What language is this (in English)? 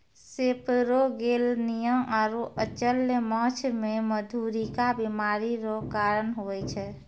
Maithili